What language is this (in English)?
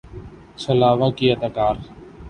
Urdu